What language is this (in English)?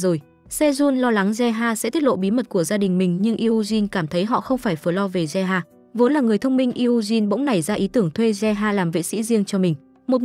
Vietnamese